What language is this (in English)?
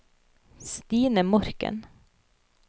Norwegian